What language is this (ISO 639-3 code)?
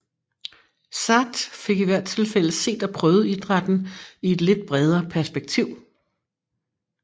dan